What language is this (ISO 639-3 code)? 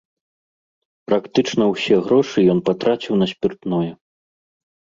bel